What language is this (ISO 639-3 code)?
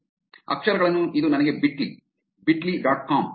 kan